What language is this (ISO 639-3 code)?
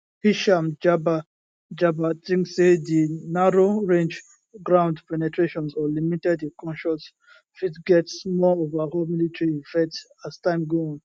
pcm